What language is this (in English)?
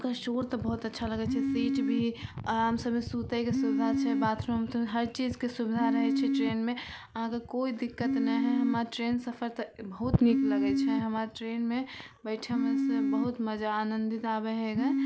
Maithili